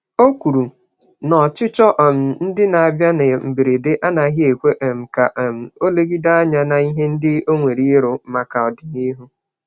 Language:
Igbo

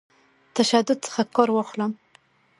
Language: Pashto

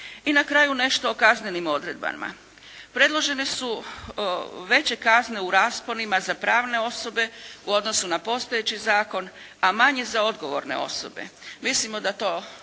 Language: Croatian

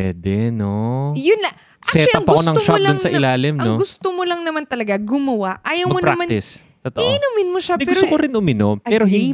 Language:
Filipino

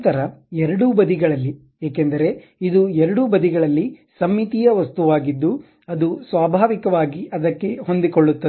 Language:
Kannada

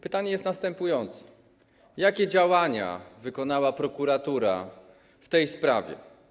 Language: Polish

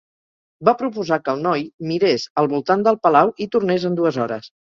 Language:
Catalan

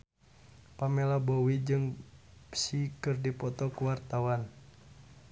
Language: Sundanese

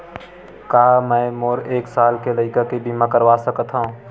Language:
Chhattisgarhi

